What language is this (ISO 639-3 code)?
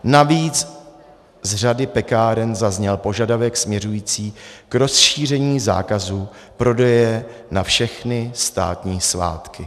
ces